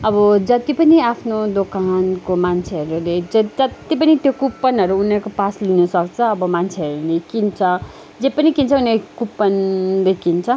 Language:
Nepali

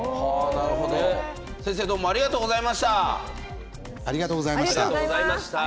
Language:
Japanese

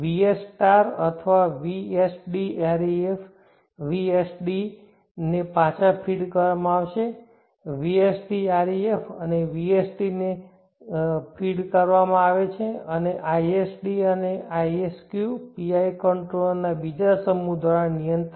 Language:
Gujarati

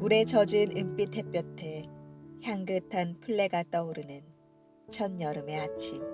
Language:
Korean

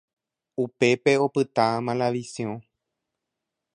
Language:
Guarani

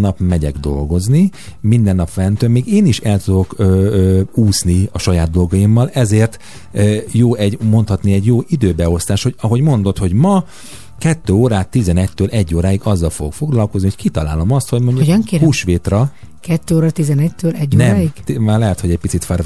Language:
Hungarian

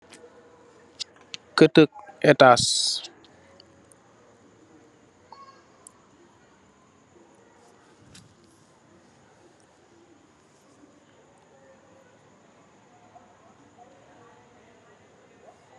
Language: Wolof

